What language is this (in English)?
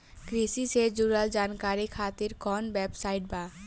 Bhojpuri